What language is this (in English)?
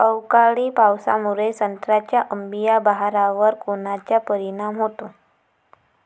Marathi